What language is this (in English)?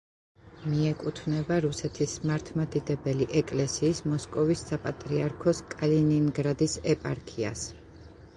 Georgian